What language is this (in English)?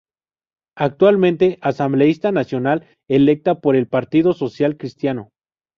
Spanish